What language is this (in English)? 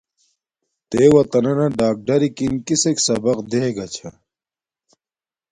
Domaaki